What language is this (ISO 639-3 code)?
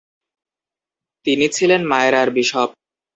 ben